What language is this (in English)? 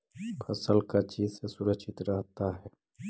Magahi